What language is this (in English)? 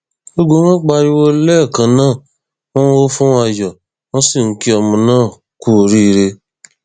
Yoruba